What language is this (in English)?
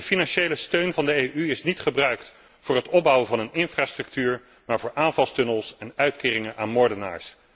Dutch